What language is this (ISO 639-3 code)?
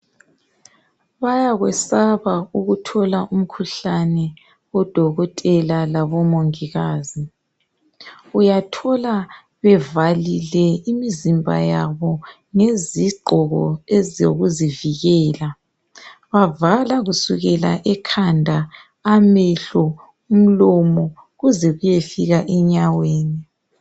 nde